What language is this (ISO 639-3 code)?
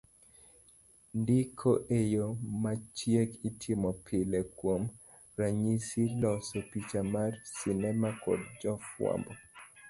luo